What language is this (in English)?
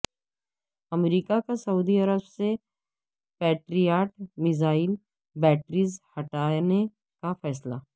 Urdu